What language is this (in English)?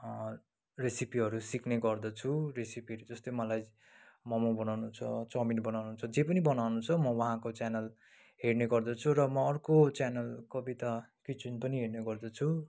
Nepali